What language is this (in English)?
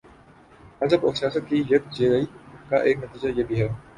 Urdu